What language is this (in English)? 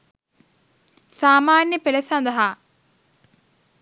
Sinhala